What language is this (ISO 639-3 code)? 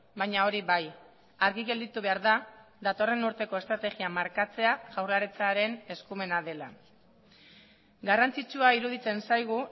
eus